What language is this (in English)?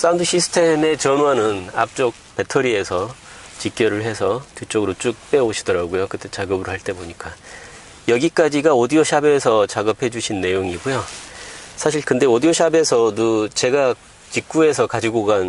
Korean